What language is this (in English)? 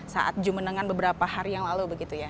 Indonesian